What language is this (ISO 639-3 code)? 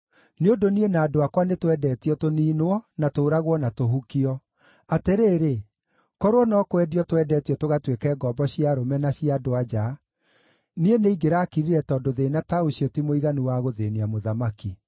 kik